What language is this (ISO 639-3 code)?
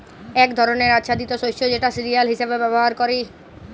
ben